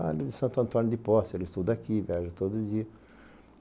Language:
Portuguese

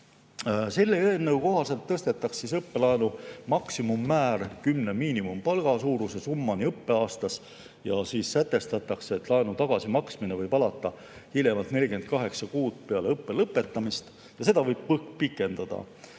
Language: Estonian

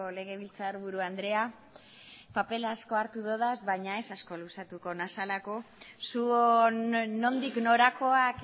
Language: Basque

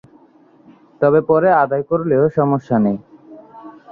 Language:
Bangla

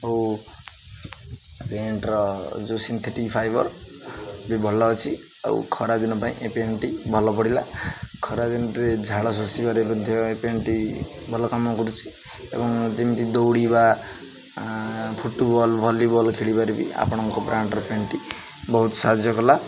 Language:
Odia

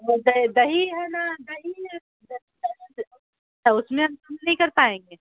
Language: Urdu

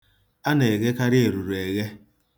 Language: Igbo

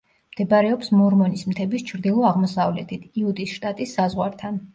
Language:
Georgian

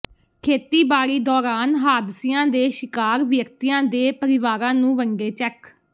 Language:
Punjabi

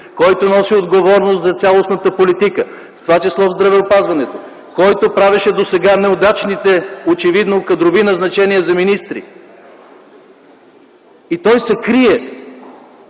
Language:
Bulgarian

